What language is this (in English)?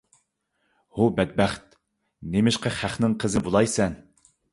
Uyghur